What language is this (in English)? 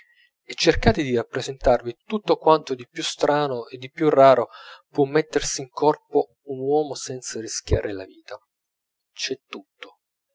Italian